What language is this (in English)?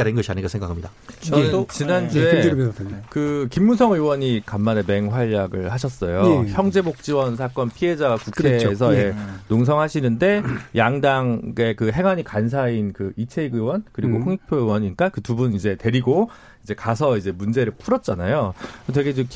Korean